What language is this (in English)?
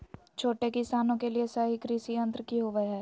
Magahi